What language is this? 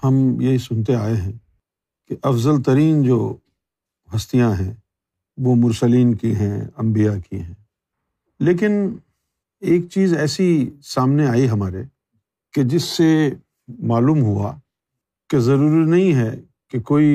Urdu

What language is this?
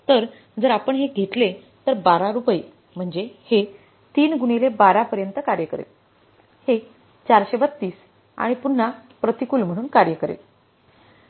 Marathi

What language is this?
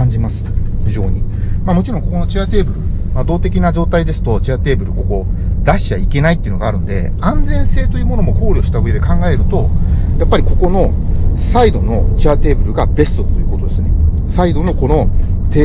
Japanese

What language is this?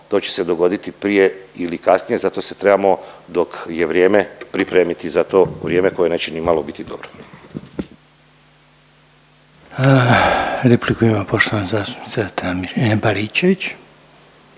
Croatian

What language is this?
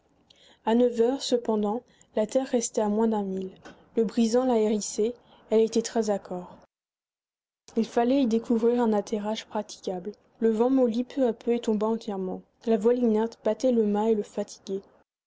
French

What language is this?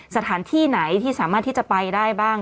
Thai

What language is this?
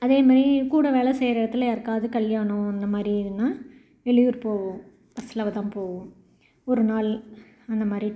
Tamil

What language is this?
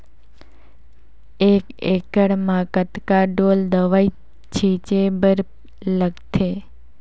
Chhattisgarhi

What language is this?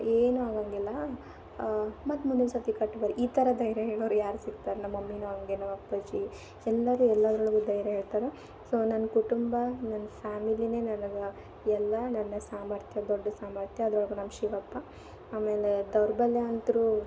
Kannada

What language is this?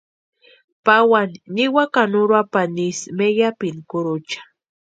Western Highland Purepecha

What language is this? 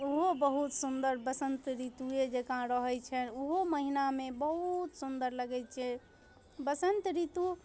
Maithili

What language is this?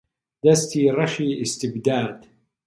Central Kurdish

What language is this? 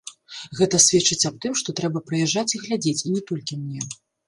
Belarusian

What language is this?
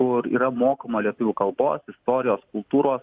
Lithuanian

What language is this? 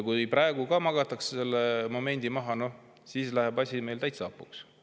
Estonian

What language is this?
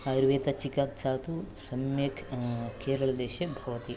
Sanskrit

